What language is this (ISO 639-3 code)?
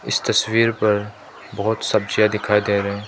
hin